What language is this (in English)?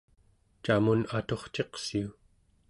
Central Yupik